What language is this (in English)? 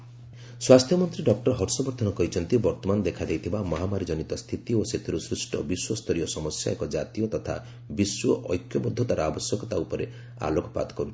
Odia